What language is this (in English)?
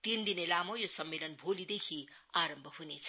Nepali